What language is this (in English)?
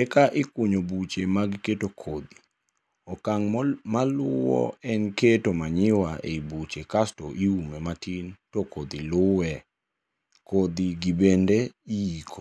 Luo (Kenya and Tanzania)